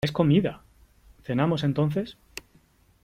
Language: Spanish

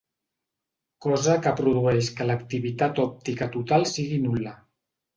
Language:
Catalan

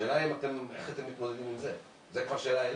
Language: Hebrew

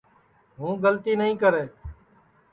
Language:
Sansi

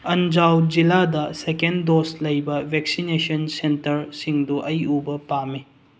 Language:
Manipuri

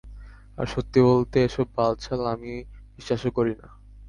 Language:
Bangla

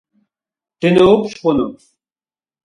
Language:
Kabardian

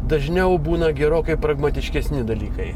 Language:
Lithuanian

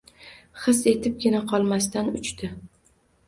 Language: Uzbek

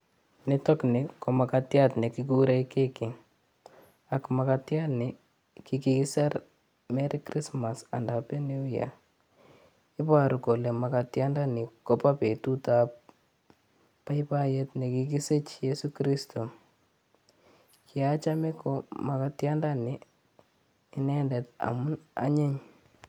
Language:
Kalenjin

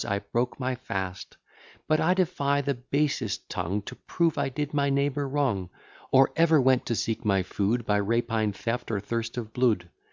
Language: English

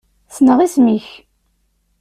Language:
Kabyle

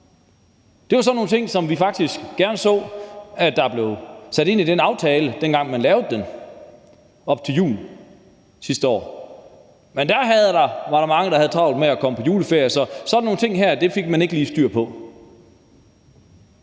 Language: Danish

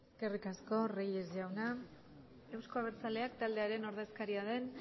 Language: Basque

